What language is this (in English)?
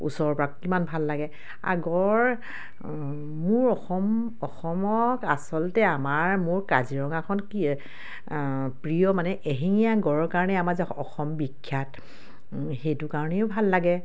Assamese